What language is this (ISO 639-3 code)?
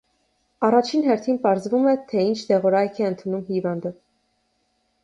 hye